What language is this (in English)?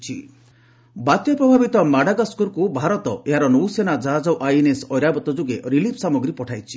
Odia